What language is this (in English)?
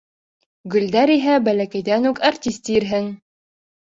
Bashkir